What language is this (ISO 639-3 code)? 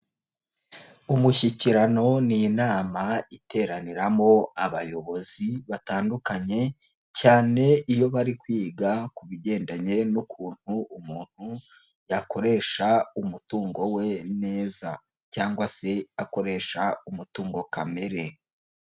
kin